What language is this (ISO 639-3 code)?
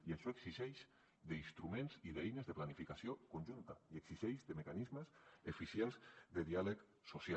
cat